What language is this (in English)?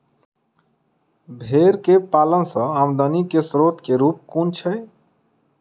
Maithili